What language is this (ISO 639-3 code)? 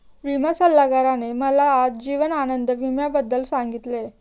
mar